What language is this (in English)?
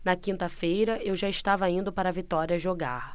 Portuguese